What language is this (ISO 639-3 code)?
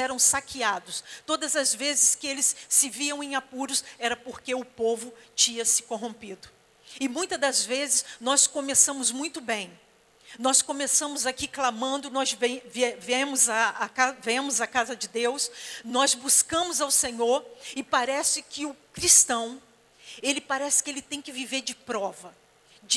por